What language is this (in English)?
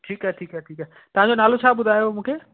Sindhi